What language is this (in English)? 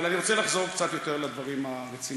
Hebrew